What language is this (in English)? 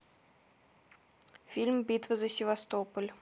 Russian